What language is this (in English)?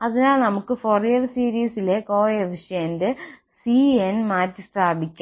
Malayalam